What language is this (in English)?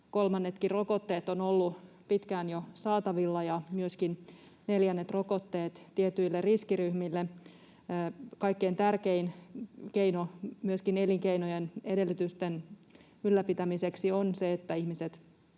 Finnish